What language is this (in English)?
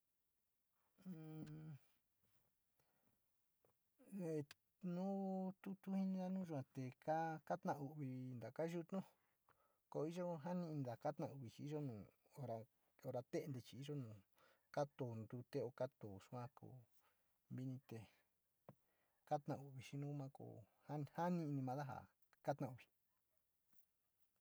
Sinicahua Mixtec